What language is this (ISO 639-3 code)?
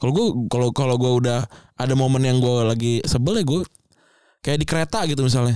ind